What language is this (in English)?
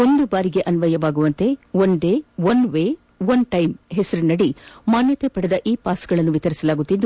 Kannada